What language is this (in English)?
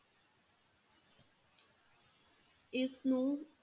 Punjabi